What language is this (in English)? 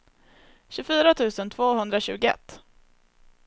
Swedish